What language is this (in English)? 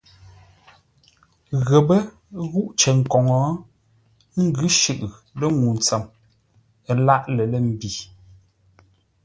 Ngombale